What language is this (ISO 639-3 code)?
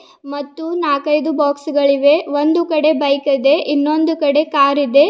kan